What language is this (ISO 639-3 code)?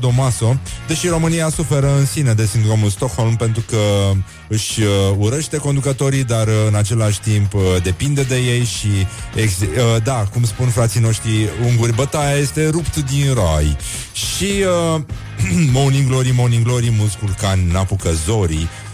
ron